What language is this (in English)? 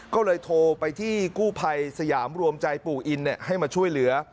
Thai